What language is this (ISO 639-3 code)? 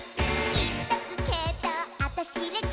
jpn